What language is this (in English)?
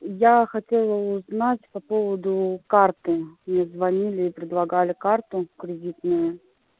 Russian